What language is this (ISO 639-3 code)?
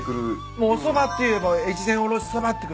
jpn